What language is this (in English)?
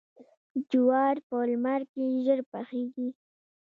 Pashto